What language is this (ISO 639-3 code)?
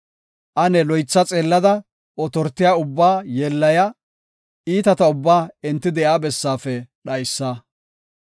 gof